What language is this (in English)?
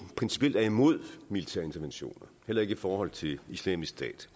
Danish